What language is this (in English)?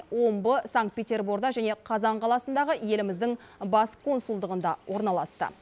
Kazakh